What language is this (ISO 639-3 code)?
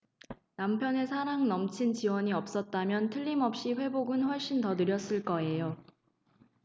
kor